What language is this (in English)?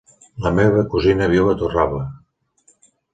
Catalan